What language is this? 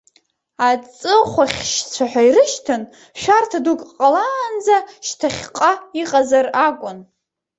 Abkhazian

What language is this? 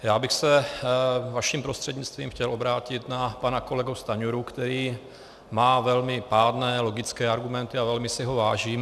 Czech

